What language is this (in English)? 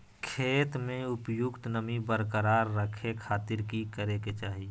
Magahi